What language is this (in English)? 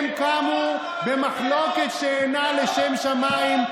Hebrew